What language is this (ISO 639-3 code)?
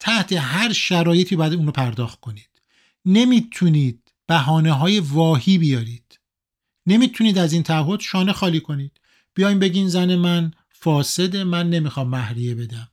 fas